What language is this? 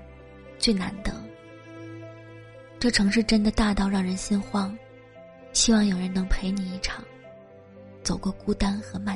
Chinese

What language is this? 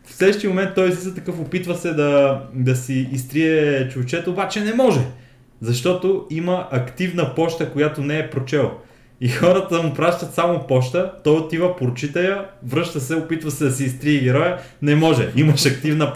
Bulgarian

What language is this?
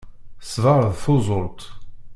Kabyle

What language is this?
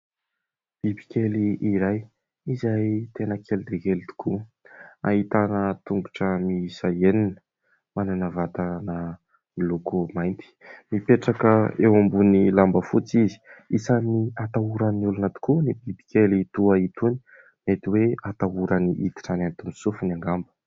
Malagasy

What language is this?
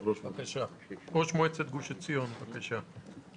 Hebrew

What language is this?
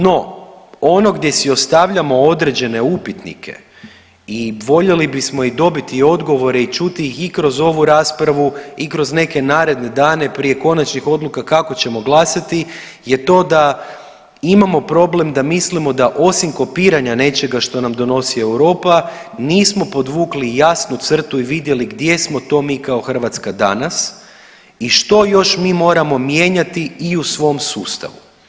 Croatian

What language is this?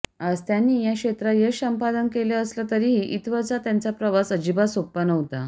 Marathi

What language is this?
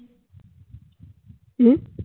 Bangla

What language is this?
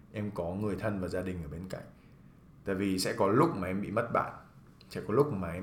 Vietnamese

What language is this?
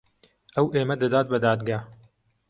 Central Kurdish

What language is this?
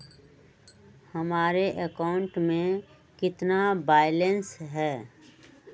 Magahi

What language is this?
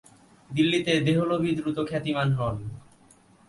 Bangla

